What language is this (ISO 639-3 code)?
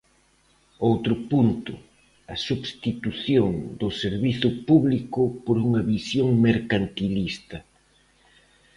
glg